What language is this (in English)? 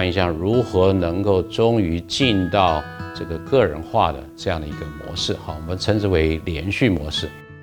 Chinese